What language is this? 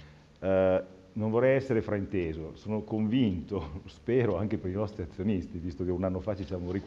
Italian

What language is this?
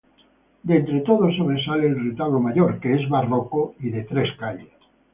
Spanish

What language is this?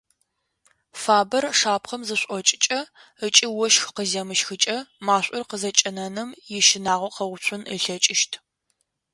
Adyghe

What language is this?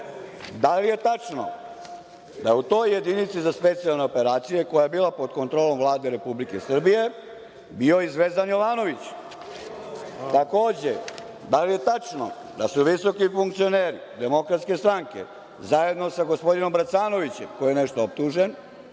Serbian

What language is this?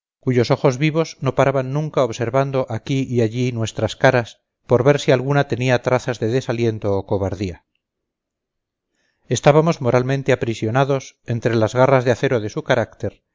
Spanish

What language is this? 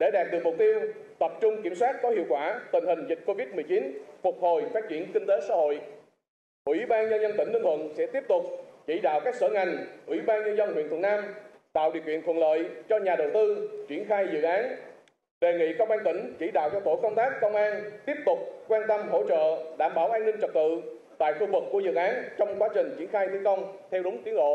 Vietnamese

